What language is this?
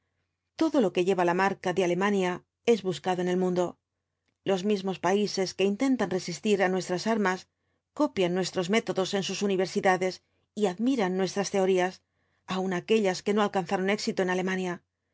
Spanish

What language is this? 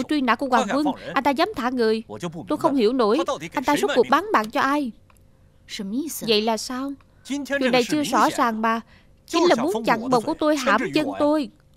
Vietnamese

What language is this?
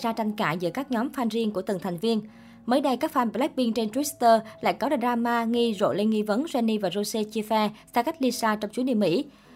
Vietnamese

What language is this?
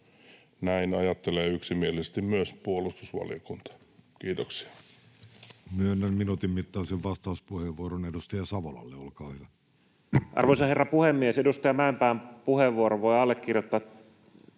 Finnish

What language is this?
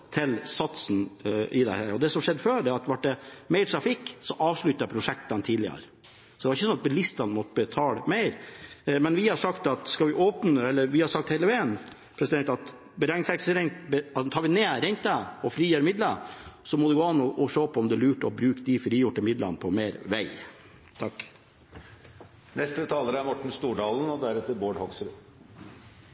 Norwegian Bokmål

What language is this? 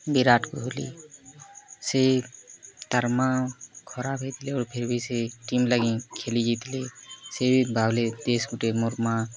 Odia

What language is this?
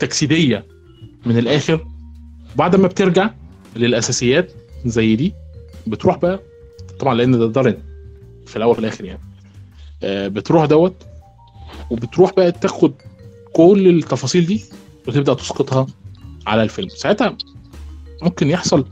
Arabic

